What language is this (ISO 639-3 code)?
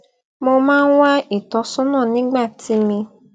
yor